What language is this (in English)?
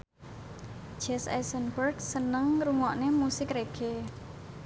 Javanese